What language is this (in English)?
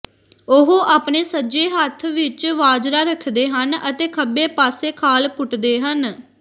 Punjabi